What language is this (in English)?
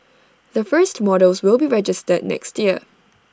English